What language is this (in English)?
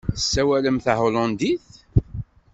Kabyle